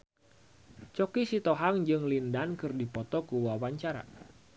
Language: Sundanese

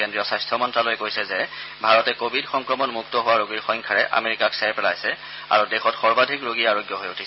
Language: Assamese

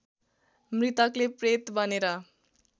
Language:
Nepali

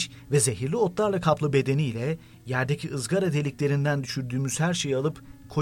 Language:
Turkish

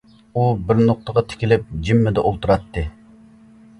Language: Uyghur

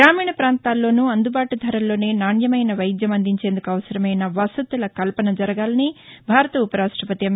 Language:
Telugu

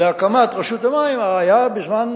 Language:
Hebrew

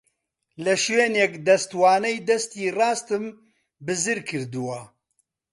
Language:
Central Kurdish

